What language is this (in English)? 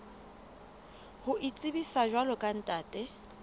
Southern Sotho